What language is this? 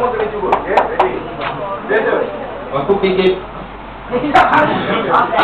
Malay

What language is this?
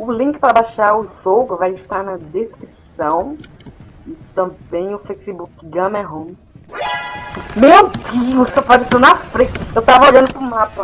Portuguese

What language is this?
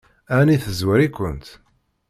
Kabyle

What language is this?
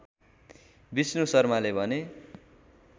Nepali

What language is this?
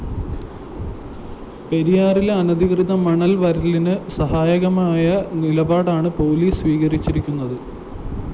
Malayalam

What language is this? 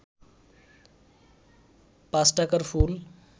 Bangla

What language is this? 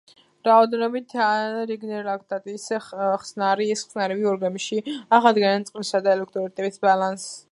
Georgian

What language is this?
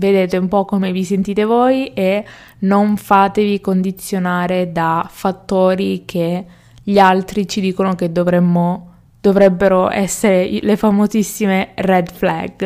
Italian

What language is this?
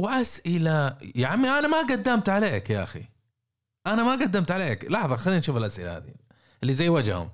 Arabic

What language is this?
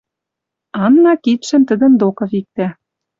Western Mari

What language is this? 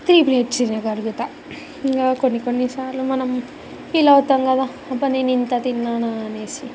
Telugu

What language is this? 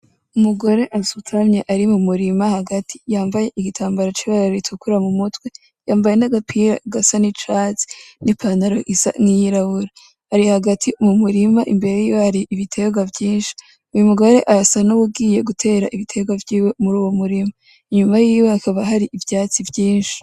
Rundi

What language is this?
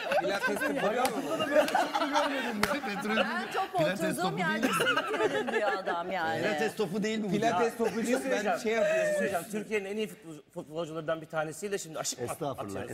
Turkish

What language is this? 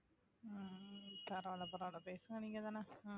Tamil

